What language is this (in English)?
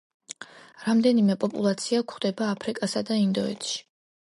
Georgian